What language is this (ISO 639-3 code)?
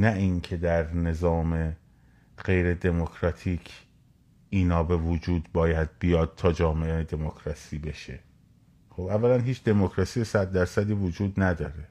fas